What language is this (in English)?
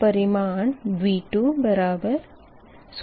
Hindi